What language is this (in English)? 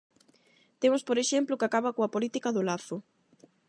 Galician